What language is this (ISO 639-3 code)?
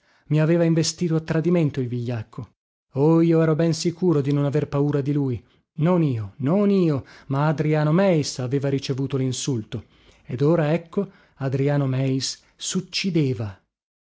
ita